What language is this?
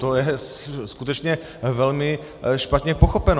Czech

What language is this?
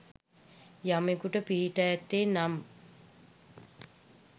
Sinhala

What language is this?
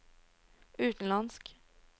Norwegian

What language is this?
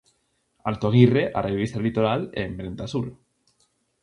Galician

